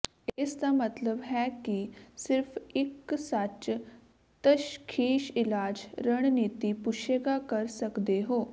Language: Punjabi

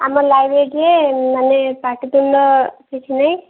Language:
Odia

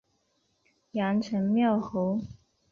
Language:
Chinese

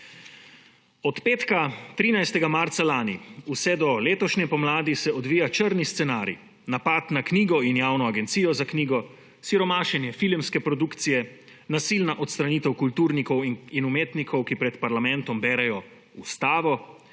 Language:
Slovenian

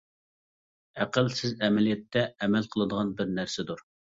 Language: Uyghur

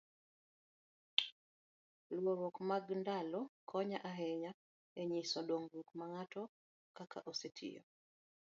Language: Luo (Kenya and Tanzania)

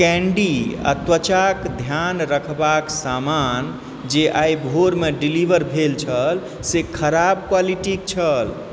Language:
Maithili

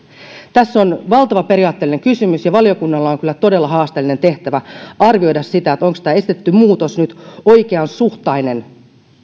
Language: Finnish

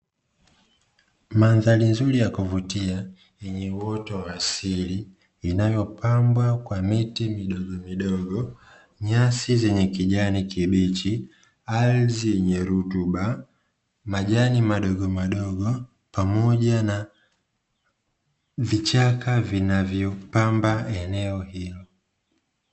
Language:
Swahili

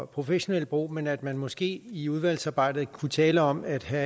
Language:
Danish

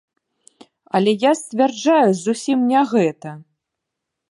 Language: Belarusian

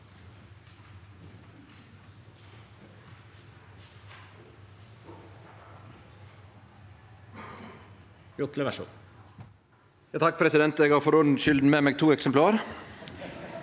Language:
Norwegian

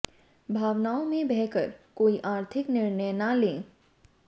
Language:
Hindi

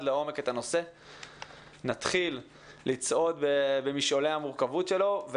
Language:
Hebrew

